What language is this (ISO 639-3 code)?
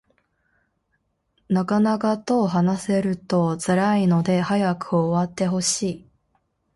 jpn